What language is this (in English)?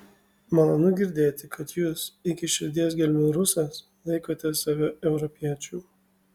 Lithuanian